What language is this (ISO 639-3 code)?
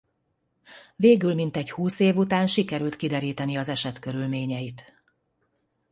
hun